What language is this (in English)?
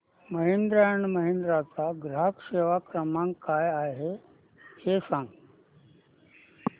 Marathi